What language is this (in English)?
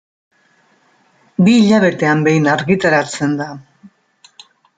Basque